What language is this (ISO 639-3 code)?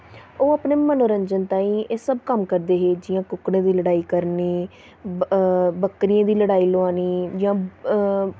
doi